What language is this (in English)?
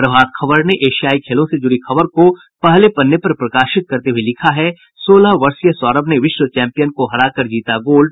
Hindi